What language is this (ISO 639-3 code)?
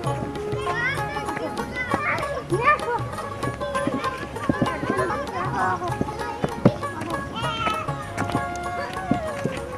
ben